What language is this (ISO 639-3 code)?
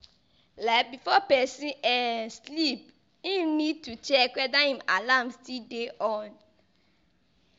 pcm